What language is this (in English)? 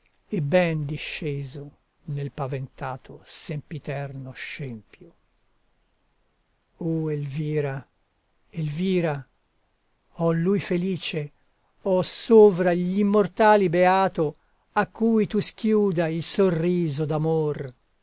Italian